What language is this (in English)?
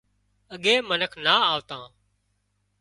Wadiyara Koli